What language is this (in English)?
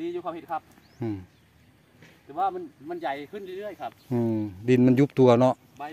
Thai